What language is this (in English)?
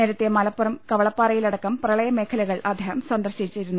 Malayalam